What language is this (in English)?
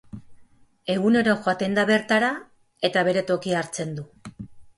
Basque